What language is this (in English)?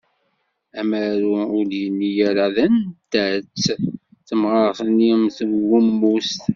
Kabyle